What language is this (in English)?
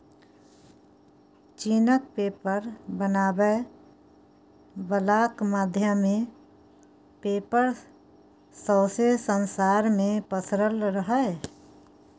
Maithili